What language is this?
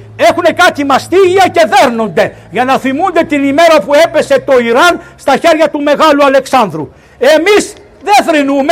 Greek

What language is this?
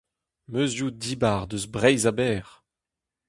Breton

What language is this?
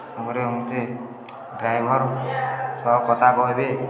Odia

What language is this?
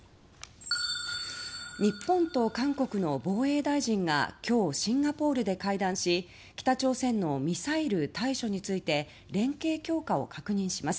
Japanese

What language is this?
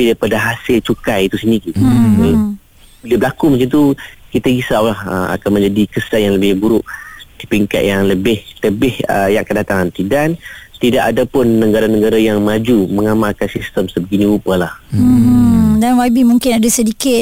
Malay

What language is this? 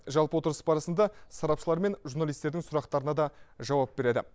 Kazakh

